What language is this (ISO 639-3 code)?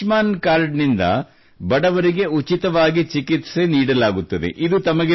kan